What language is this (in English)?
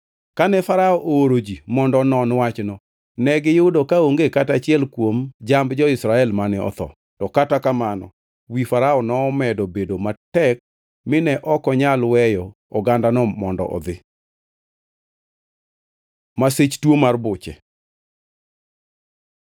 Luo (Kenya and Tanzania)